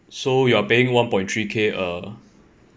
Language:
English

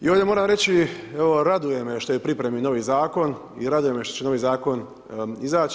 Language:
Croatian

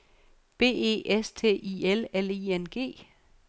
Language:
Danish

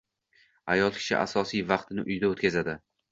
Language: Uzbek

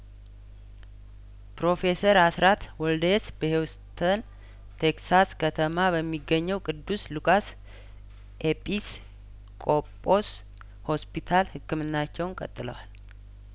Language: Amharic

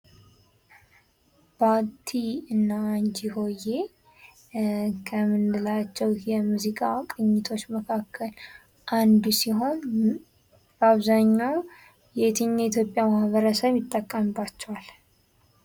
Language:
Amharic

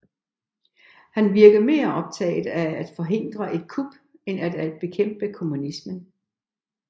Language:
Danish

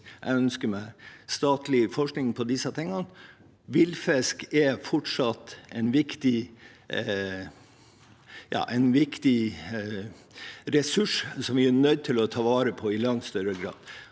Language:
Norwegian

